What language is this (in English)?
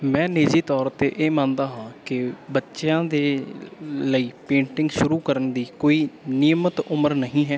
Punjabi